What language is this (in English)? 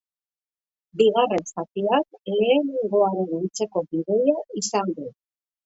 Basque